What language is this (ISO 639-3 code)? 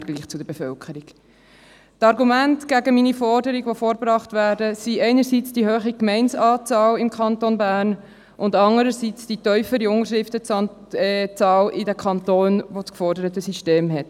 gsw